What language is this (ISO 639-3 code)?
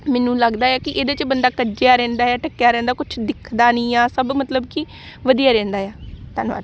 pan